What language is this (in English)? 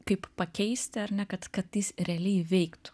Lithuanian